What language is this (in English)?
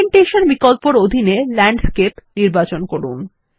Bangla